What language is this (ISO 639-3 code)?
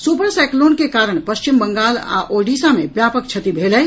mai